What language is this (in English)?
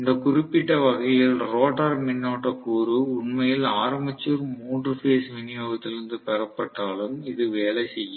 Tamil